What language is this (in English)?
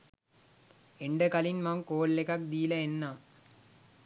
Sinhala